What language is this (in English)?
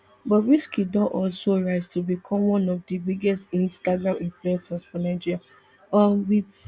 Nigerian Pidgin